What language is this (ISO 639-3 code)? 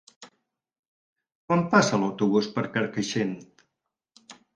cat